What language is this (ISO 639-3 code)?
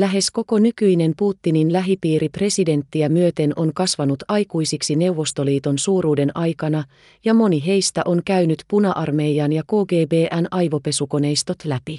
fin